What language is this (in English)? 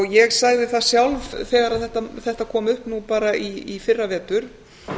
Icelandic